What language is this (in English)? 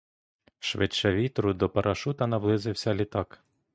Ukrainian